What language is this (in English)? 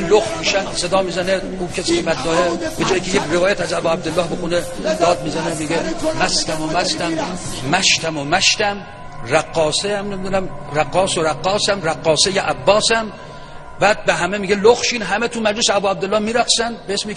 Persian